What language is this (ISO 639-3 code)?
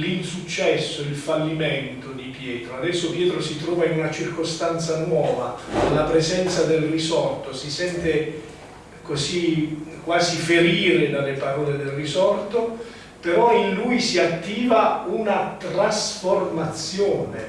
ita